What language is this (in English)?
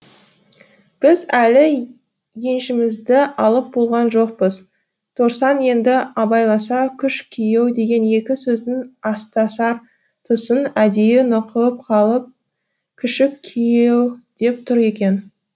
Kazakh